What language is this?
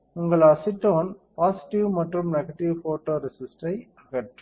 Tamil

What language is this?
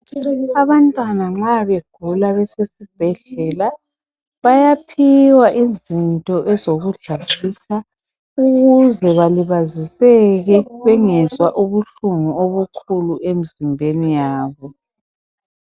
North Ndebele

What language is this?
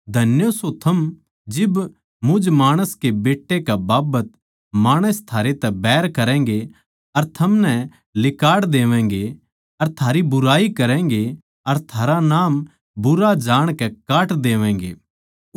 Haryanvi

